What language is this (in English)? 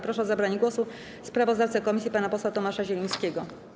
Polish